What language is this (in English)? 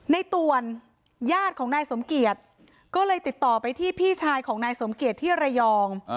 Thai